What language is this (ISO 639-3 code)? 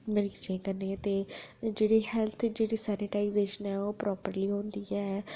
doi